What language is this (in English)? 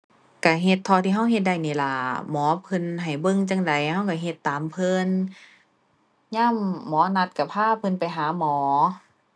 Thai